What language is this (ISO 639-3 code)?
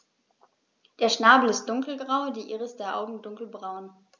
deu